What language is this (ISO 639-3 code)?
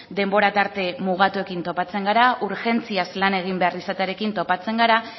eus